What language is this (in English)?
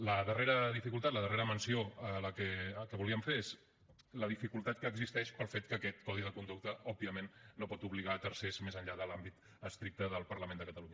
Catalan